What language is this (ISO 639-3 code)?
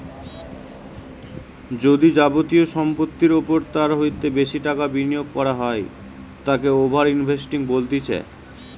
ben